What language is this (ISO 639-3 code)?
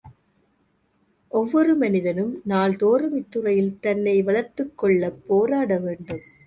tam